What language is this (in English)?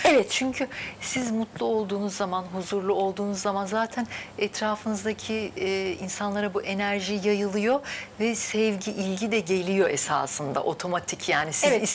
Turkish